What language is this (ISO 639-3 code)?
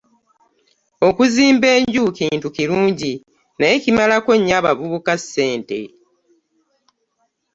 lug